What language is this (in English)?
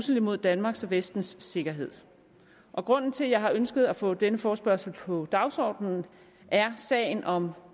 Danish